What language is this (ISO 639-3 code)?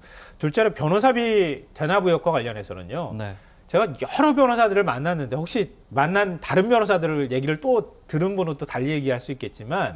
kor